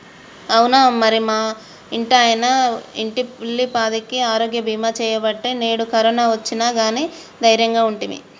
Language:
Telugu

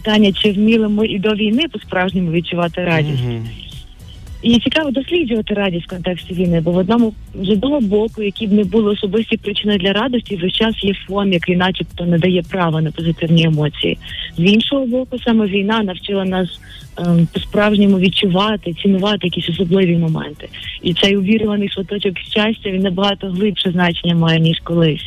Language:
Ukrainian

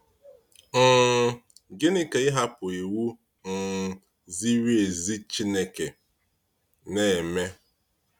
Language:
Igbo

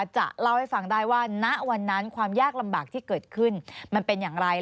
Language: Thai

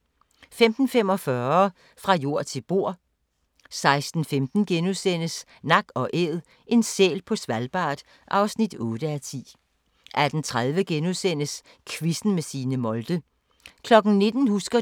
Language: Danish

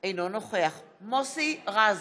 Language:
Hebrew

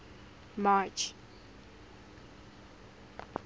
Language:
Tswana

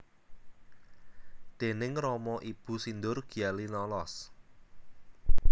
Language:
Javanese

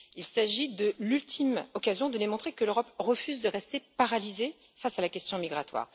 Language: French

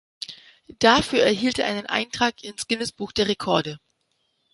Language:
German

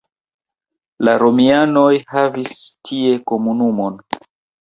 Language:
Esperanto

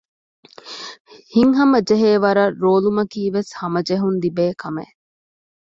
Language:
Divehi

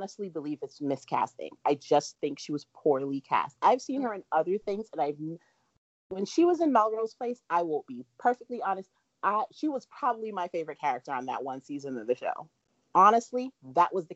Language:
English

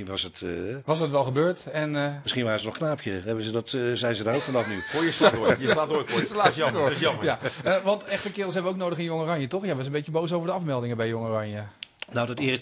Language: Dutch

